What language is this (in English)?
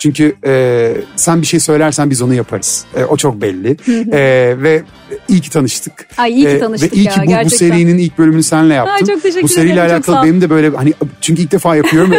Turkish